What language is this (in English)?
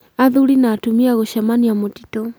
Kikuyu